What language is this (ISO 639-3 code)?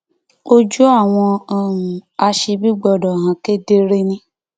yor